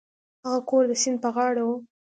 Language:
Pashto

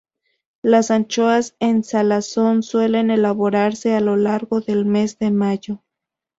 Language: Spanish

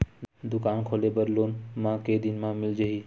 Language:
Chhattisgarhi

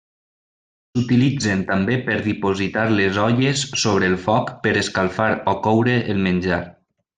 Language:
Catalan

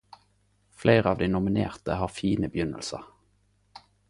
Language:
Norwegian Nynorsk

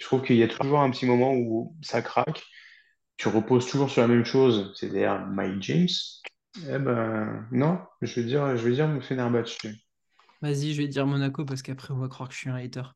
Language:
French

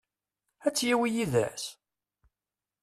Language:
Kabyle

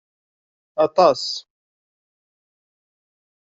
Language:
Kabyle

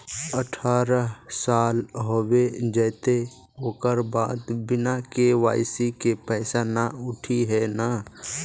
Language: Magahi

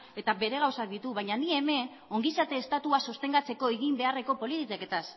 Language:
Basque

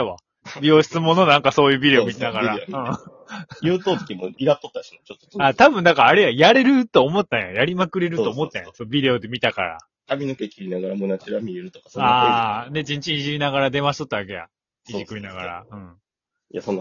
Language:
Japanese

